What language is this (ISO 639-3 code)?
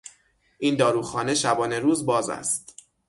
fas